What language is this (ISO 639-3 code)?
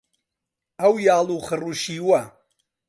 ckb